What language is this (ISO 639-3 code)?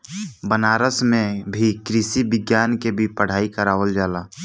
bho